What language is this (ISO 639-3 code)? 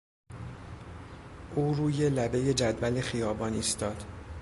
fas